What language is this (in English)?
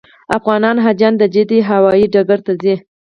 Pashto